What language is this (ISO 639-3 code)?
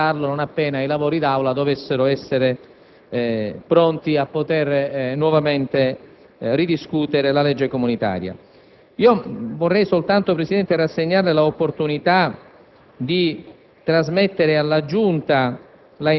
ita